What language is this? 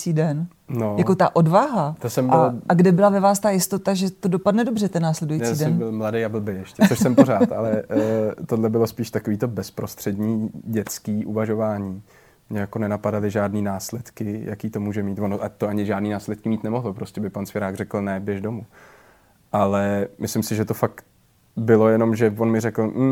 Czech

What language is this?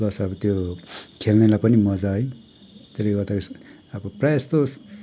Nepali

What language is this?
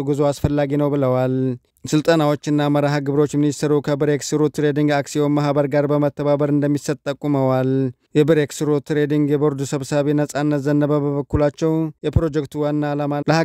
Arabic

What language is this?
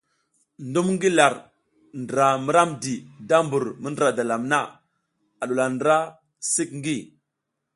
South Giziga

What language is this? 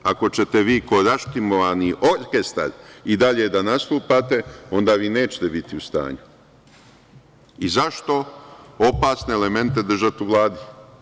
Serbian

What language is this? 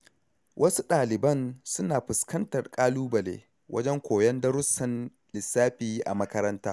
Hausa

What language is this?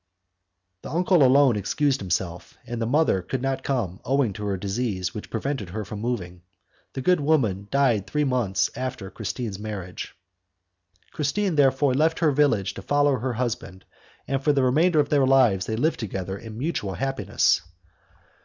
English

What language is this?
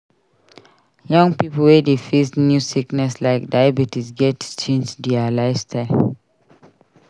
Nigerian Pidgin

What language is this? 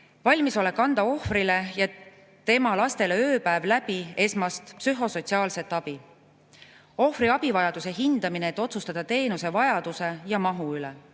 Estonian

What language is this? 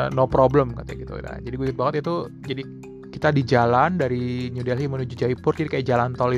Indonesian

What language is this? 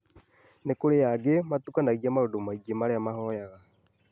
Kikuyu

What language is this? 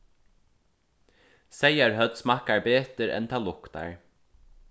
Faroese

